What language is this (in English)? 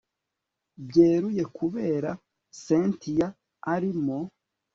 Kinyarwanda